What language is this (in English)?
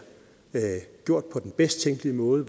Danish